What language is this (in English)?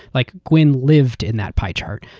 English